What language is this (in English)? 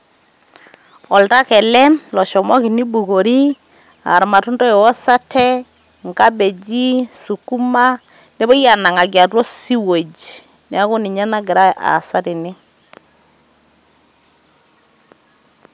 Masai